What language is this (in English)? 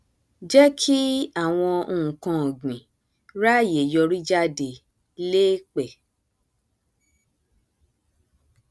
Yoruba